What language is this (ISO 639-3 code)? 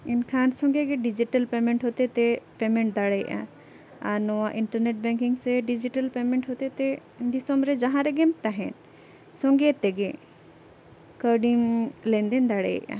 sat